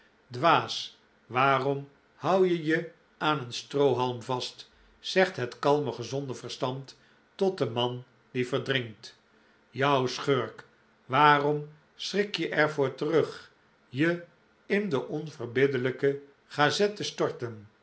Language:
Dutch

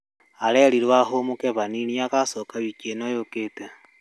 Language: Kikuyu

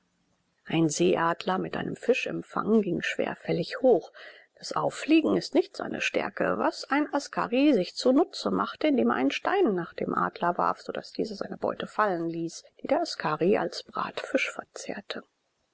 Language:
German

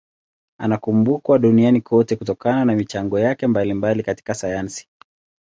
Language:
Swahili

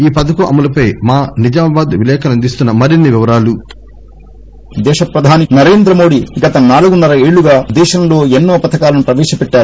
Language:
Telugu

